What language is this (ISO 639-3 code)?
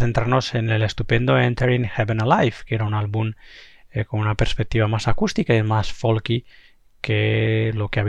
spa